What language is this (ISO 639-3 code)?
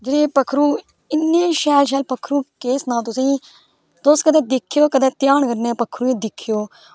doi